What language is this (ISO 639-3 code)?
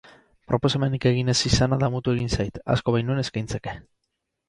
eus